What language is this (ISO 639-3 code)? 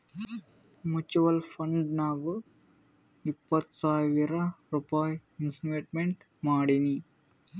kan